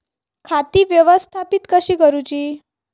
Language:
Marathi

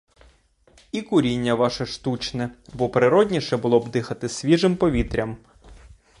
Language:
Ukrainian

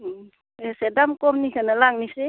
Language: Bodo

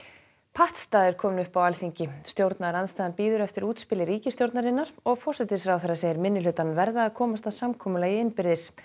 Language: Icelandic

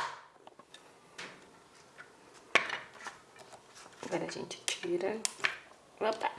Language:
Portuguese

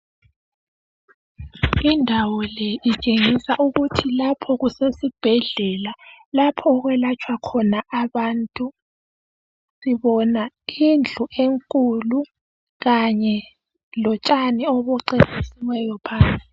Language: North Ndebele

